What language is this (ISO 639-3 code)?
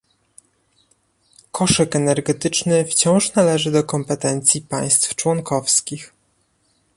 pol